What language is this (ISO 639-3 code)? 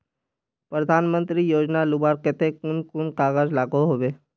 mag